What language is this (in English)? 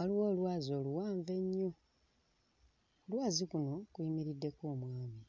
Ganda